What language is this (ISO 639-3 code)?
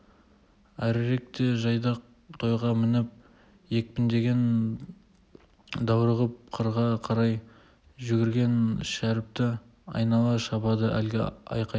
kaz